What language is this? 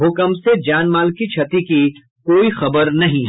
Hindi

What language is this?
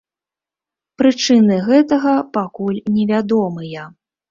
Belarusian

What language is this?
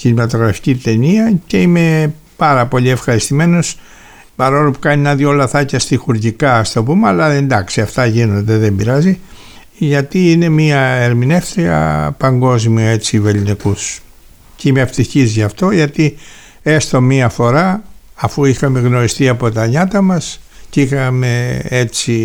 Greek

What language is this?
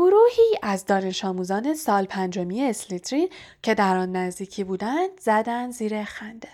Persian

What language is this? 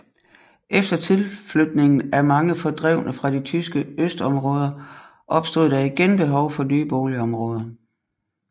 Danish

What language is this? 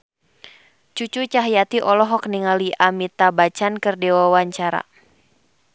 Sundanese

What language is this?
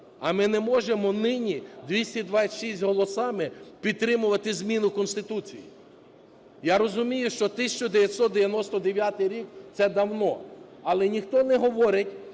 Ukrainian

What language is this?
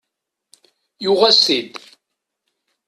Kabyle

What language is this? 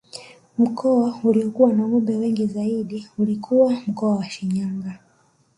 Swahili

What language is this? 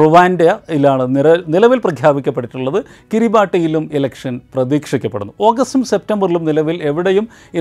Malayalam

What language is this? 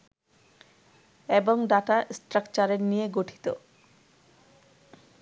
Bangla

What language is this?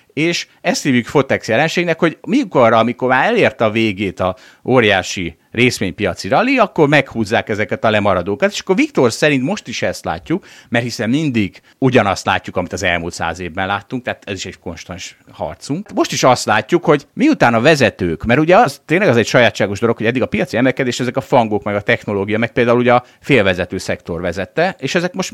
Hungarian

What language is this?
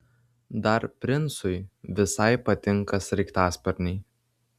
Lithuanian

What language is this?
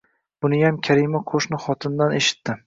Uzbek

